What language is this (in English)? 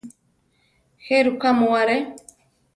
Central Tarahumara